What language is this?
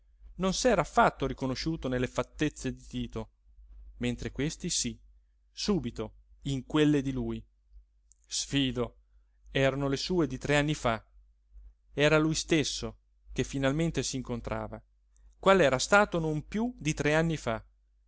Italian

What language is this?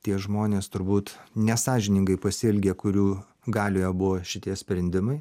Lithuanian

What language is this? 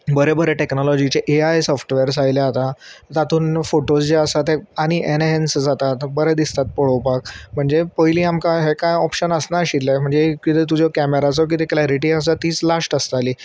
Konkani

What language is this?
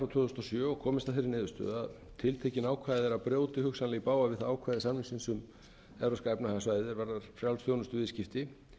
Icelandic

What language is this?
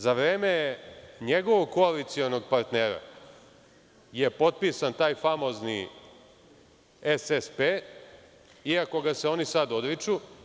Serbian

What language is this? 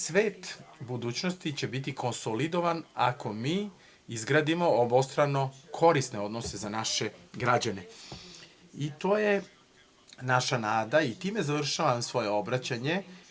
Serbian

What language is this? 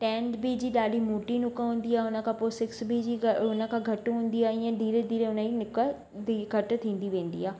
Sindhi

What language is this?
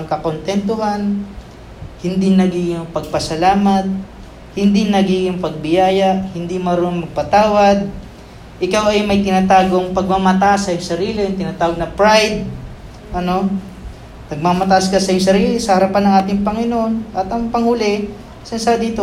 Filipino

